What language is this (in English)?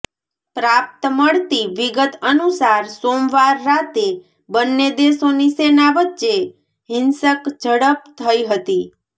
Gujarati